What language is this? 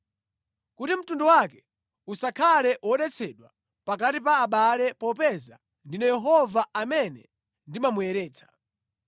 Nyanja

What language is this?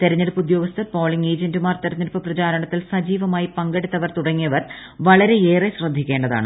Malayalam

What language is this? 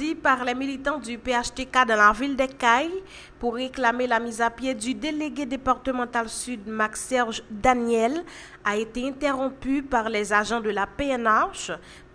French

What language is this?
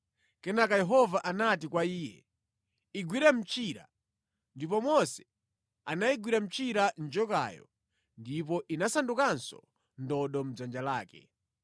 Nyanja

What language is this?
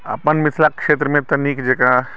Maithili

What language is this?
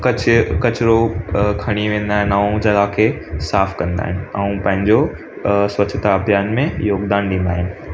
Sindhi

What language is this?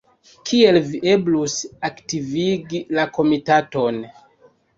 Esperanto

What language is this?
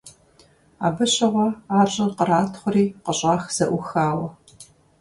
Kabardian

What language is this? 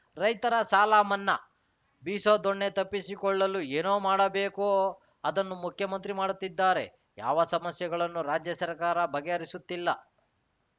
Kannada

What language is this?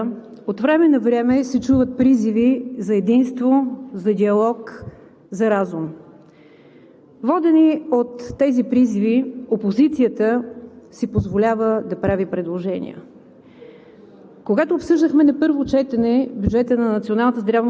Bulgarian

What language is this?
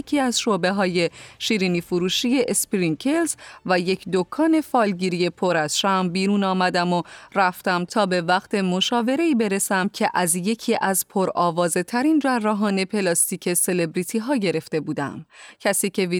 Persian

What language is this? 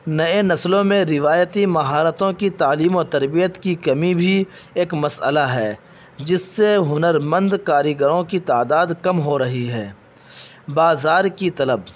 Urdu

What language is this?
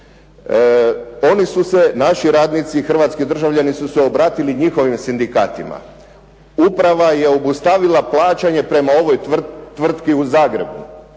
Croatian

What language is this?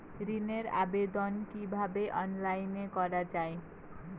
Bangla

